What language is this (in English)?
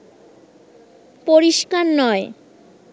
Bangla